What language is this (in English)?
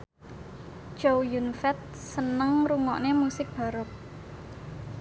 Javanese